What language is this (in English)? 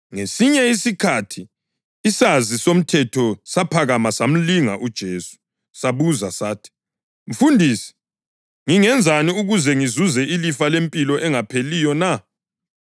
North Ndebele